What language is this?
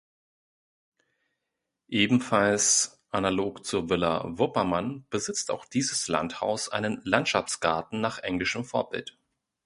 German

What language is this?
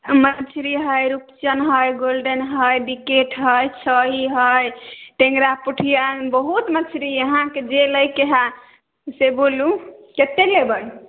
Maithili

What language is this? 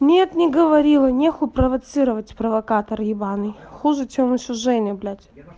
Russian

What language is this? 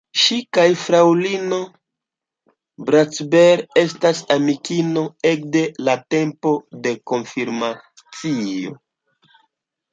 Esperanto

